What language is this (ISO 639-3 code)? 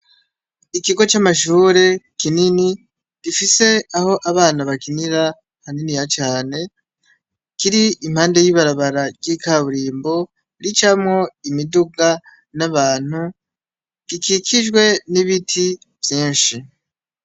run